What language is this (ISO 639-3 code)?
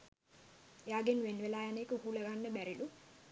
sin